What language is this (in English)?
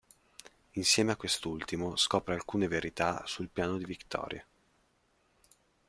Italian